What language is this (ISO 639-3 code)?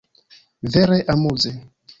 epo